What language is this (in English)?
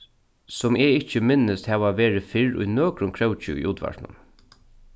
Faroese